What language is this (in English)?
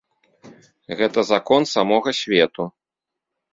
Belarusian